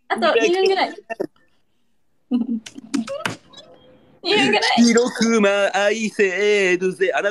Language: Japanese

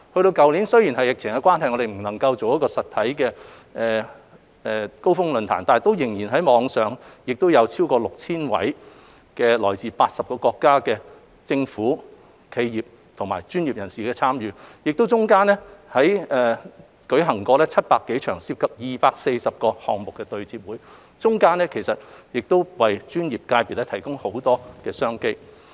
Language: Cantonese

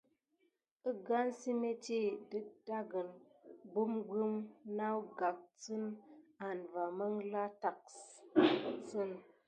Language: Gidar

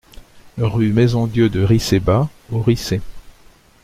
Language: French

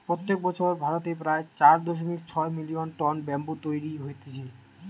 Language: Bangla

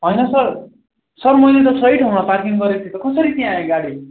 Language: Nepali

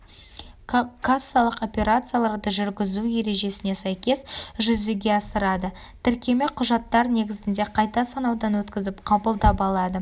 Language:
Kazakh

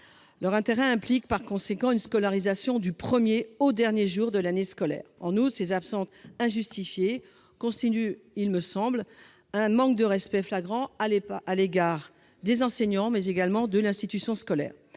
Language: French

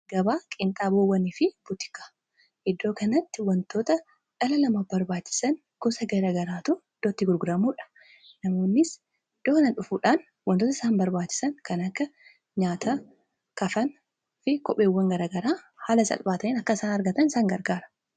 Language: Oromo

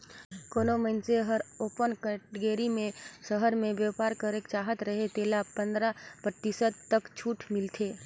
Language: Chhattisgarhi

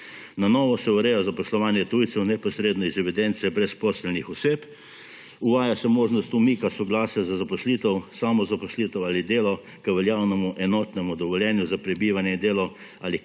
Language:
Slovenian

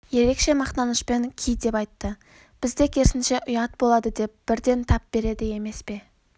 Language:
Kazakh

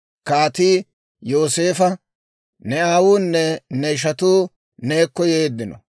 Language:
Dawro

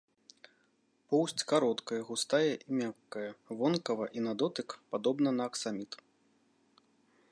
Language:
Belarusian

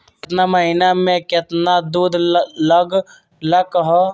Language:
Magahi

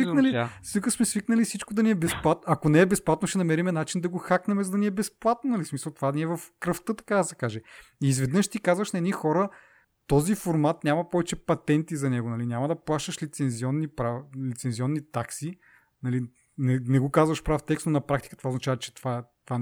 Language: Bulgarian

